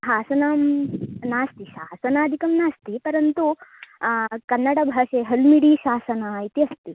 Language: Sanskrit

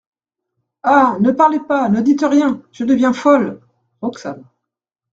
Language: French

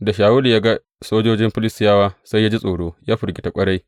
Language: Hausa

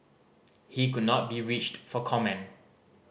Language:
English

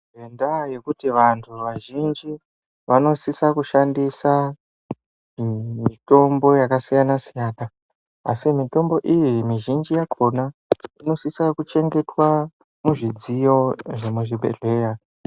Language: Ndau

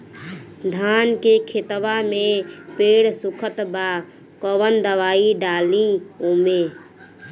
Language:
Bhojpuri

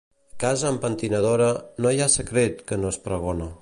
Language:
Catalan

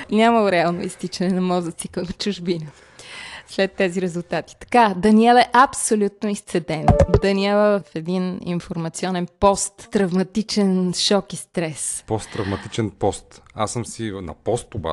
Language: Bulgarian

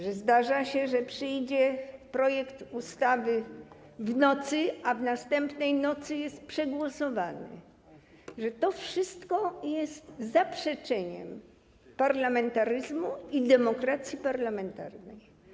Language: Polish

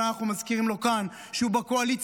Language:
Hebrew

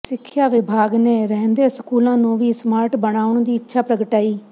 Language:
Punjabi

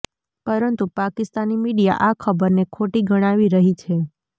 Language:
Gujarati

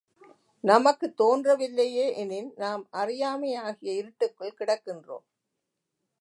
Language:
Tamil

